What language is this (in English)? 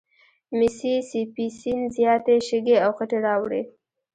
Pashto